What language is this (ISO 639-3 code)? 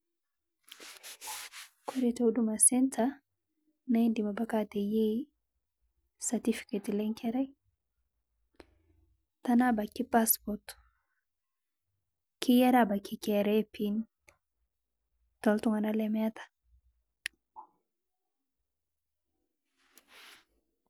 mas